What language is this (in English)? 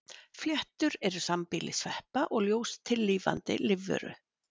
Icelandic